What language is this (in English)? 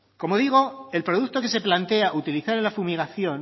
Spanish